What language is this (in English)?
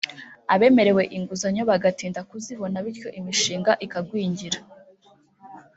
Kinyarwanda